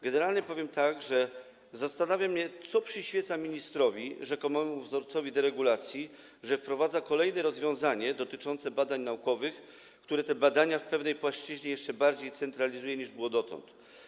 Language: Polish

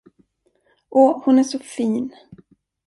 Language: Swedish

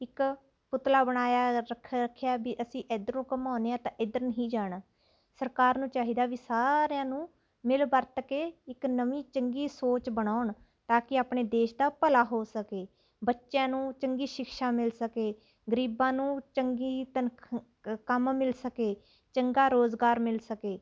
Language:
Punjabi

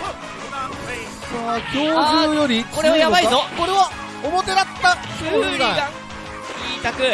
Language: Japanese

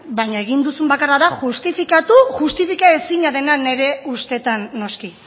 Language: Basque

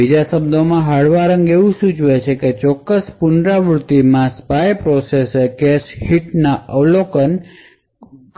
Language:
Gujarati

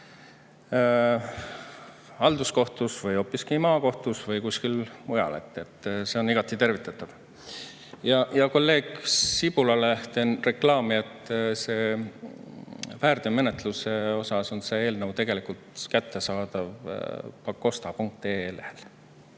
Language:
Estonian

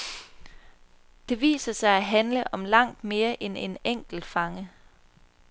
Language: Danish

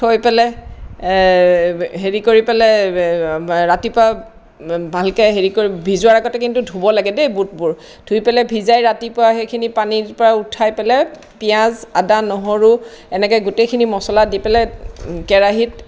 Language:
Assamese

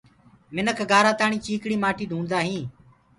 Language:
Gurgula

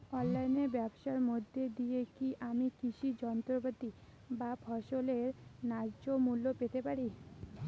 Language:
Bangla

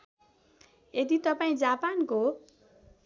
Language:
Nepali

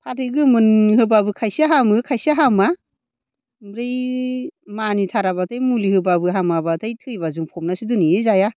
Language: Bodo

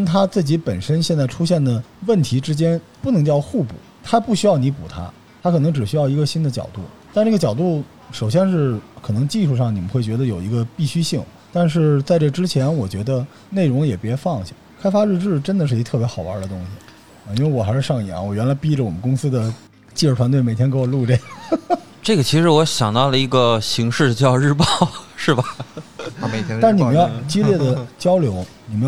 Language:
Chinese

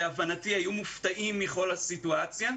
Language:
Hebrew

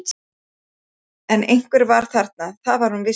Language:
Icelandic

